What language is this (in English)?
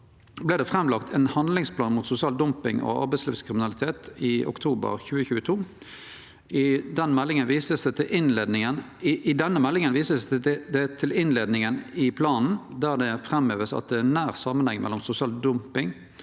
Norwegian